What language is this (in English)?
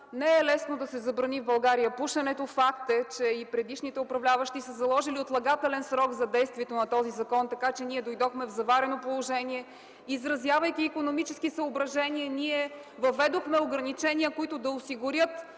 Bulgarian